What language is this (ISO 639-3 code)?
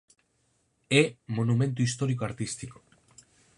glg